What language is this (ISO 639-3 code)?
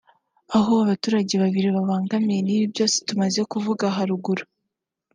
kin